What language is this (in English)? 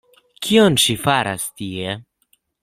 Esperanto